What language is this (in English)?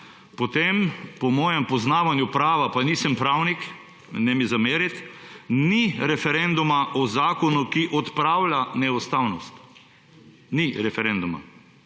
Slovenian